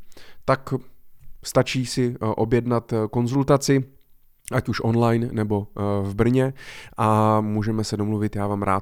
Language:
Czech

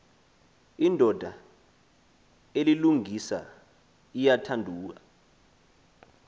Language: Xhosa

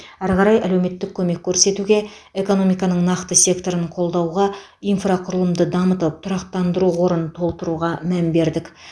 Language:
Kazakh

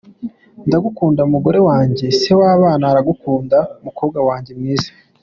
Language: Kinyarwanda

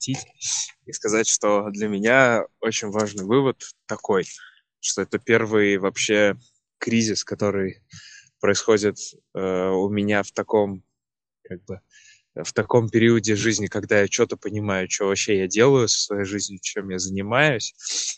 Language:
Russian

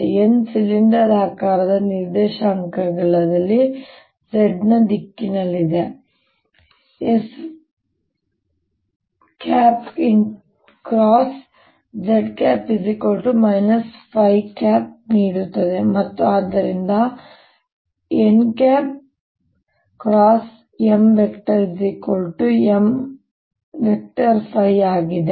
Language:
Kannada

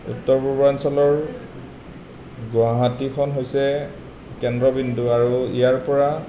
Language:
Assamese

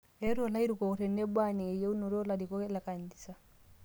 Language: Masai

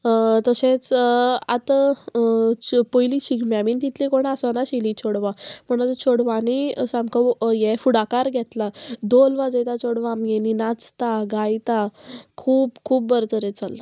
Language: Konkani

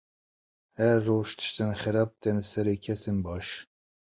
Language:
Kurdish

